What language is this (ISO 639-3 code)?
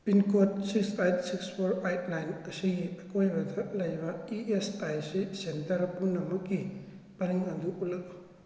mni